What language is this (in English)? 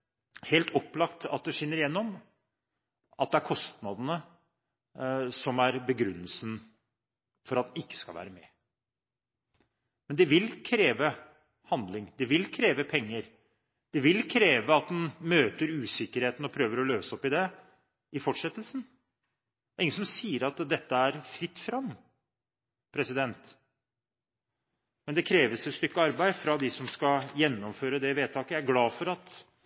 Norwegian Bokmål